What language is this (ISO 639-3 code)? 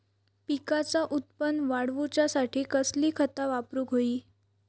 mar